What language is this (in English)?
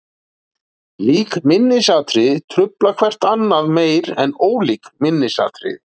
Icelandic